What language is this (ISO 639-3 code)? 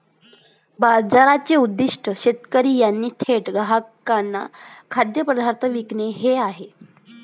mar